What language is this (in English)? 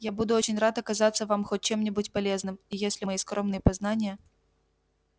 Russian